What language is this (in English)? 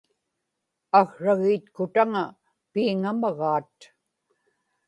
Inupiaq